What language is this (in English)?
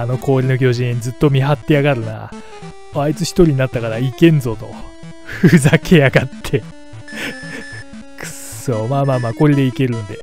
Japanese